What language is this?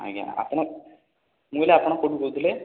Odia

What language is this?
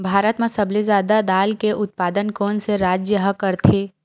Chhattisgarhi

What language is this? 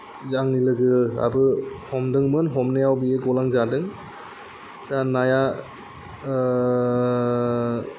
Bodo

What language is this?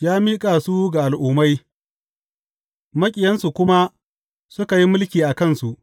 Hausa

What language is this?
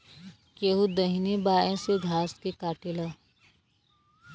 Bhojpuri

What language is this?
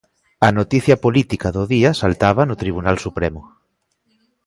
Galician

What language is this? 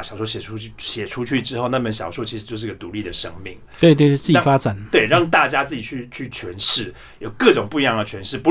Chinese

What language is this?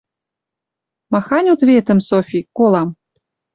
Western Mari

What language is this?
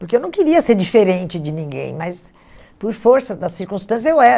Portuguese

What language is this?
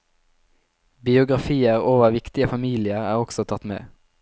Norwegian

